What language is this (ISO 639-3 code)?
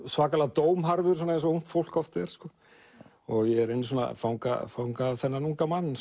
isl